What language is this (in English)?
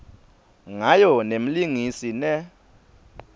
Swati